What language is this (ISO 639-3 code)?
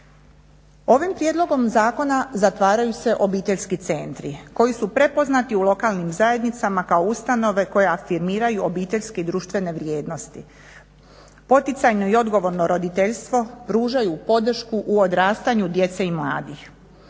hrv